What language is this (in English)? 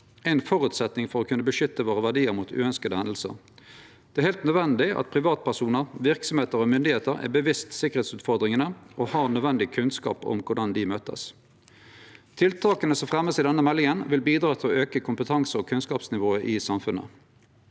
Norwegian